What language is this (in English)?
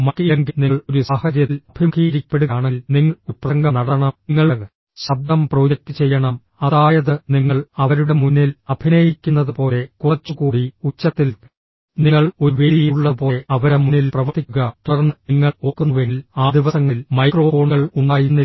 Malayalam